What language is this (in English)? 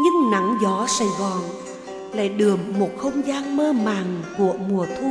Vietnamese